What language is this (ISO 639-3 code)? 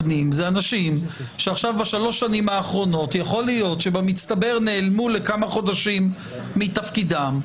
heb